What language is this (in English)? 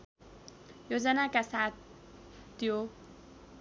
Nepali